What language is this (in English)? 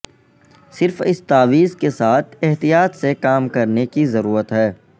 Urdu